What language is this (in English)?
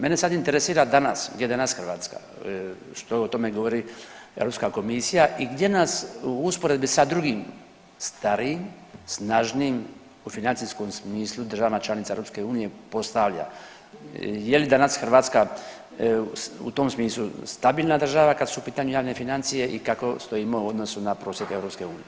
Croatian